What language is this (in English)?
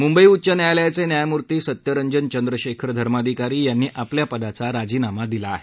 Marathi